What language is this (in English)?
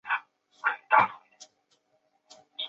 Chinese